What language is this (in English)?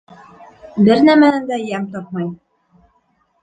Bashkir